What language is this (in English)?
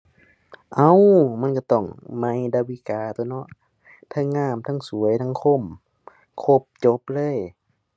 Thai